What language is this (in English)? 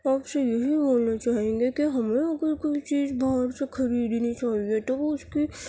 Urdu